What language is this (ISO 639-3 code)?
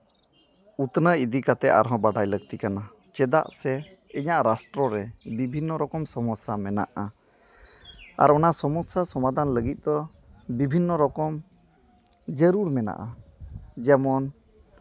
sat